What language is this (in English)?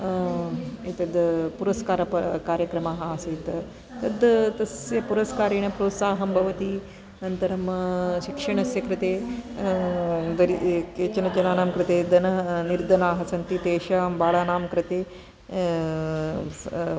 Sanskrit